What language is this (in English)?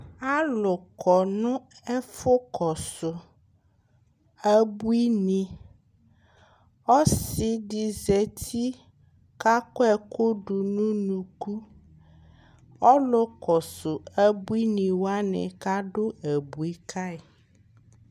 Ikposo